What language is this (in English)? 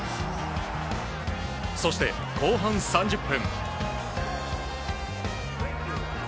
Japanese